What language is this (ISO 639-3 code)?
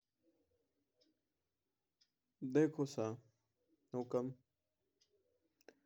mtr